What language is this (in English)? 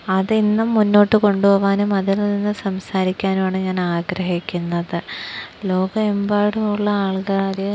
Malayalam